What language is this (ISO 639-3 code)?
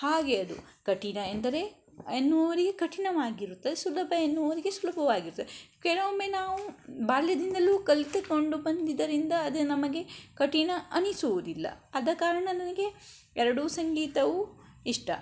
kan